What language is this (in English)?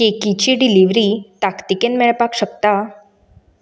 Konkani